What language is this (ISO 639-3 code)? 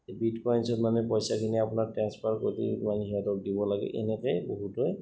asm